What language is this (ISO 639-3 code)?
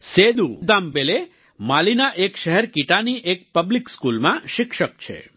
guj